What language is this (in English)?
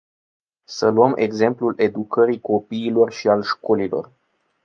Romanian